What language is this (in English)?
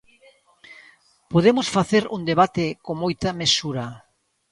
Galician